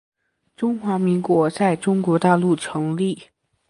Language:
Chinese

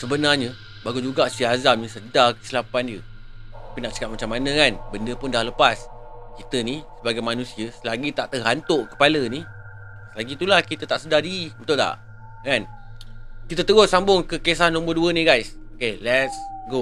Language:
Malay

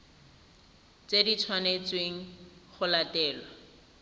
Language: Tswana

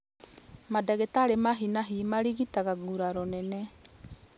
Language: Kikuyu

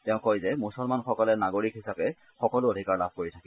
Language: Assamese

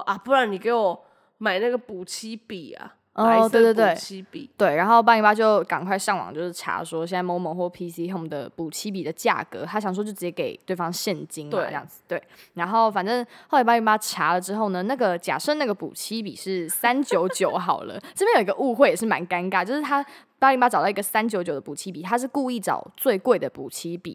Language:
Chinese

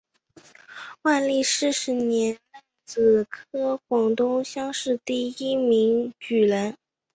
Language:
Chinese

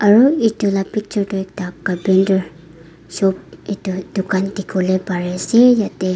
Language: Naga Pidgin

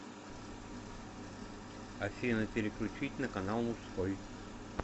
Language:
Russian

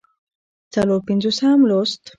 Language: Pashto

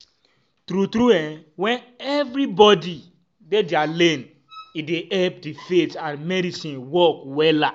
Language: Nigerian Pidgin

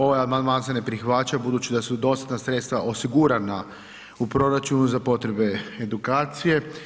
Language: Croatian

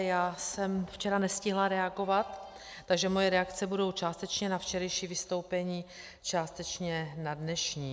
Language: Czech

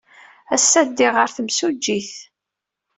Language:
Kabyle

